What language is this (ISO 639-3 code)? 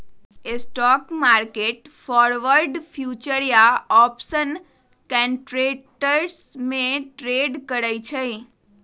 mag